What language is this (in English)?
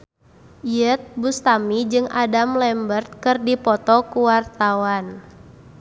Sundanese